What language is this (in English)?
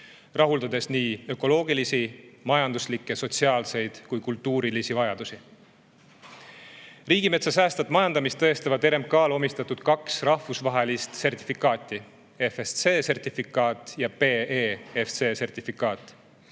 Estonian